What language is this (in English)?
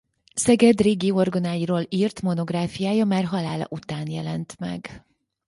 Hungarian